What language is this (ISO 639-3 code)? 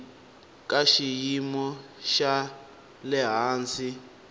tso